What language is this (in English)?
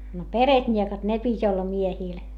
Finnish